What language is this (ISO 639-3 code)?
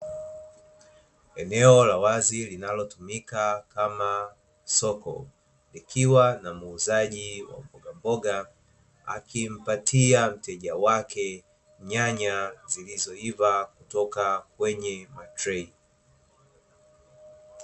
swa